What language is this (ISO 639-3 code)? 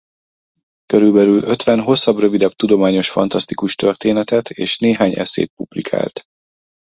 hun